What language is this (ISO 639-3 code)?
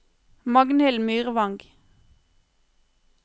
nor